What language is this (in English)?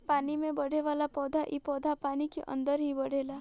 Bhojpuri